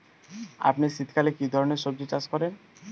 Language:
Bangla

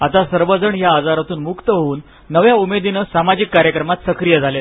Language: Marathi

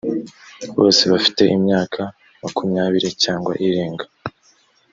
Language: Kinyarwanda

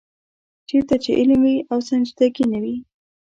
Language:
Pashto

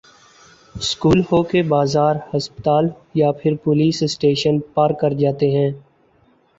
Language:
Urdu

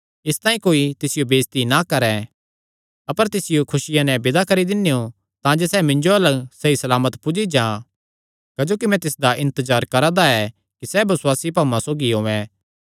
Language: Kangri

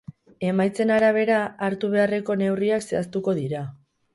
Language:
Basque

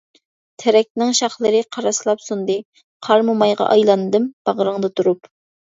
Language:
Uyghur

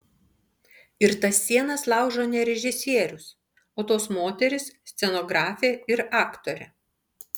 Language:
Lithuanian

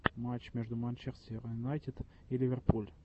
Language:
Russian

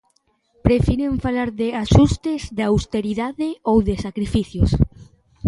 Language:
Galician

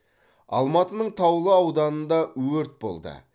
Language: Kazakh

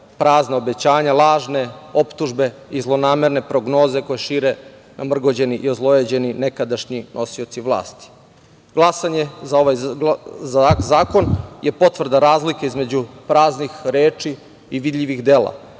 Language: Serbian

